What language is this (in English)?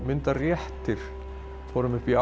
Icelandic